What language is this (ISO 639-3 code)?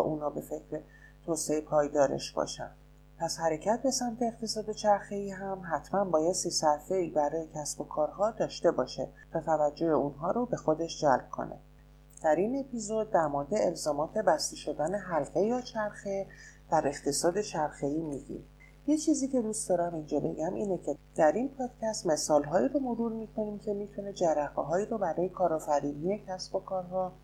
fas